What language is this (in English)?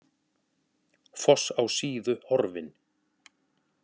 Icelandic